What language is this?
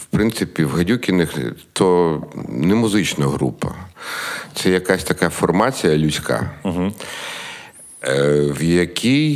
Ukrainian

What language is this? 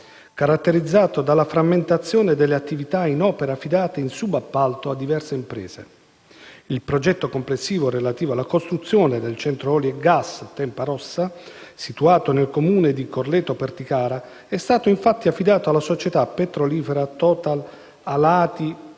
Italian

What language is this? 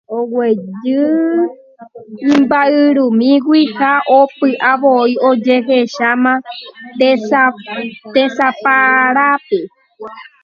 Guarani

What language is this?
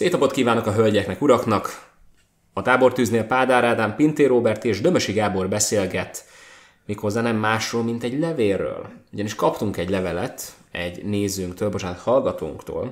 Hungarian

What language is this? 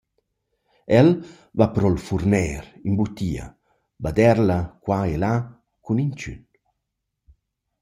Romansh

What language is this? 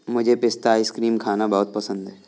Hindi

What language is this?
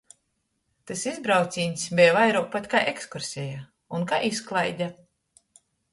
Latgalian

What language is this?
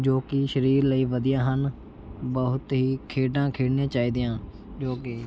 Punjabi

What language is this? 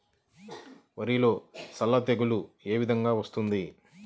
Telugu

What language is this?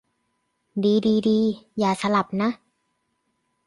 Thai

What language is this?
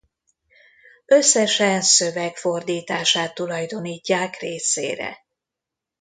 Hungarian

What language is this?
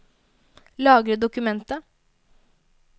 Norwegian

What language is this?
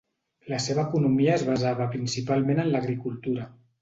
Catalan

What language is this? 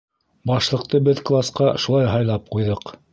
Bashkir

